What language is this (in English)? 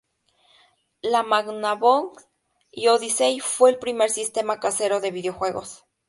Spanish